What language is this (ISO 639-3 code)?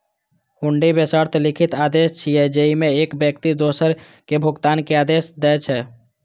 mai